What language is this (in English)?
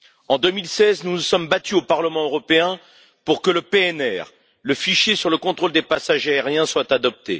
French